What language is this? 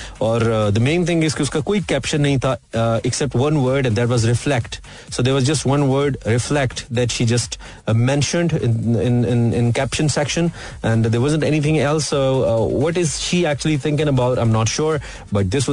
Hindi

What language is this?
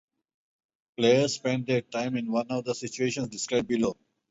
English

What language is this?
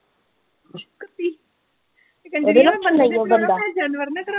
Punjabi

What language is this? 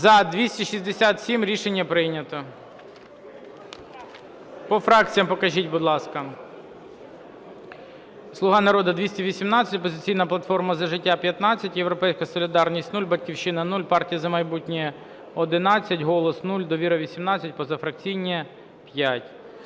Ukrainian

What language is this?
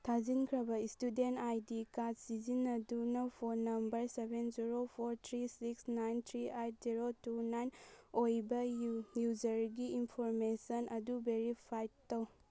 Manipuri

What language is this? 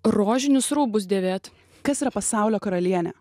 Lithuanian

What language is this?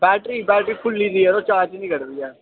Dogri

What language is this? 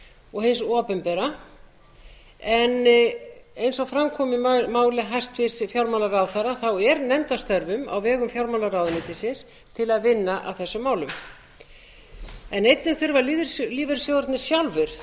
Icelandic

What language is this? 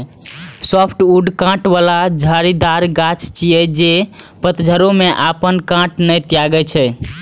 Maithili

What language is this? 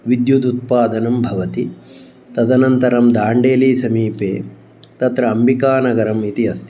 Sanskrit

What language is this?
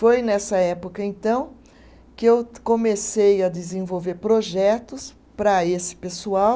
Portuguese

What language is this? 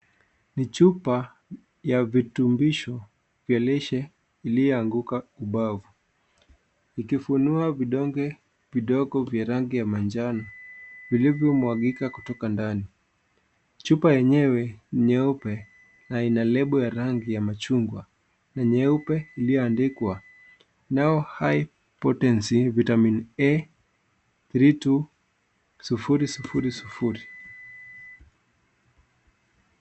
Swahili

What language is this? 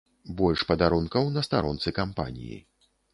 Belarusian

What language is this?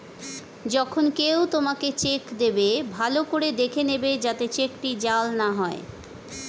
Bangla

